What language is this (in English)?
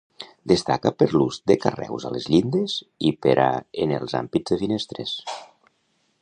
Catalan